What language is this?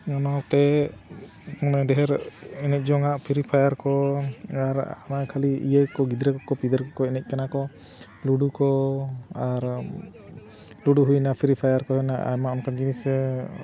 Santali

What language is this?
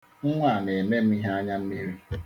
Igbo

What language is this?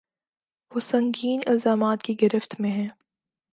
Urdu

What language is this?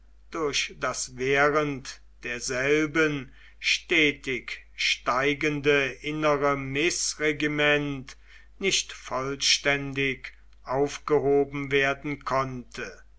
German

